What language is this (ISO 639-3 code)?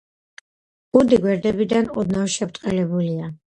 kat